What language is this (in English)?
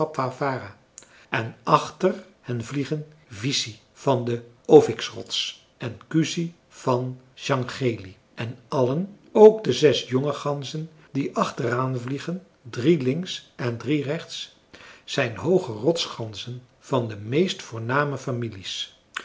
Dutch